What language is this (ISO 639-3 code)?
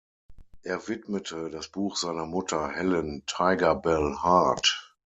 deu